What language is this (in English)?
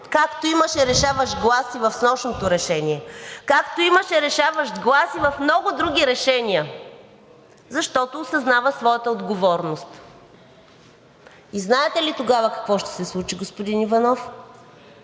Bulgarian